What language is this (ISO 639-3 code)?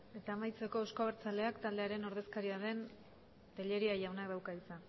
eus